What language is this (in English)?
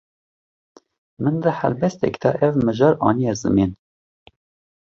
Kurdish